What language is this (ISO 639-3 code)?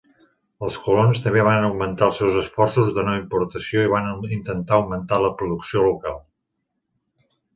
cat